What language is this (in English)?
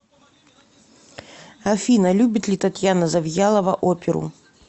Russian